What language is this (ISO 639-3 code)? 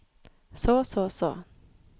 nor